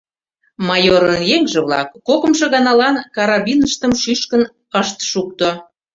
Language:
Mari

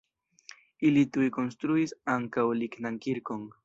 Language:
Esperanto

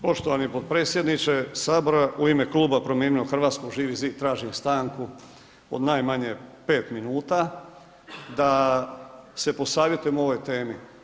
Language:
Croatian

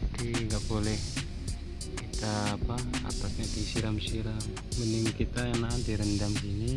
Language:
Indonesian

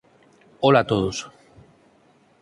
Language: Galician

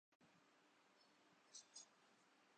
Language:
Urdu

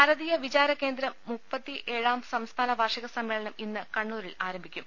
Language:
Malayalam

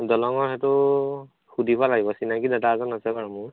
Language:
Assamese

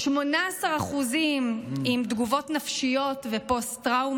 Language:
Hebrew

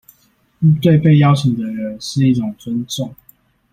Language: Chinese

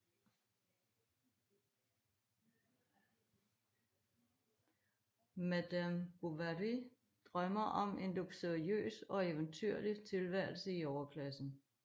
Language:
Danish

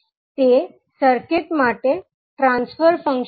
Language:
Gujarati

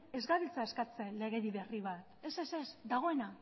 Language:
Basque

